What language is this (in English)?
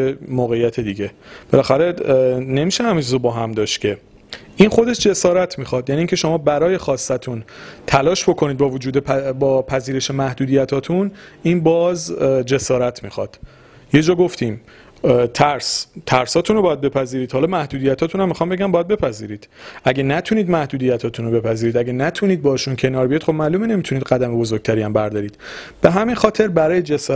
Persian